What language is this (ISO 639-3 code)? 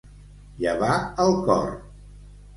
cat